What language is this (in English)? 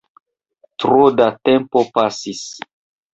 Esperanto